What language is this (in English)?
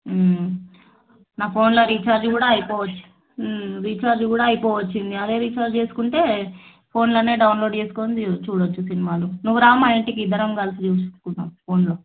Telugu